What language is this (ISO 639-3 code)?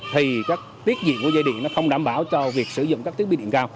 vie